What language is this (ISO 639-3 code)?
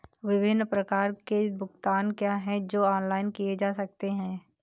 hin